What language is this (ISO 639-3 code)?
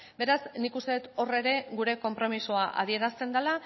eus